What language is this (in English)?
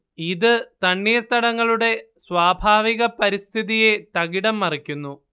Malayalam